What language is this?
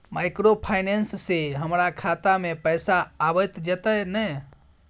Maithili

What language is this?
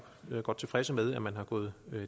Danish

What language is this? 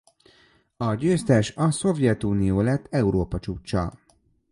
Hungarian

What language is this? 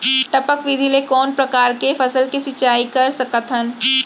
Chhattisgarhi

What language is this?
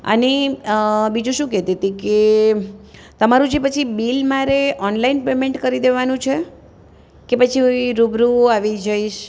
Gujarati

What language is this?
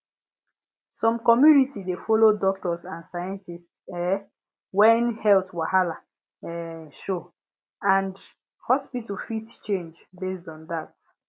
Nigerian Pidgin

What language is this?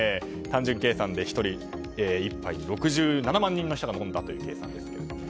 Japanese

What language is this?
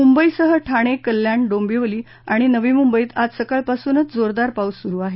Marathi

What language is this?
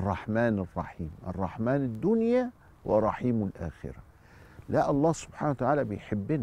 Arabic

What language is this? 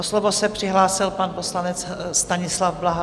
Czech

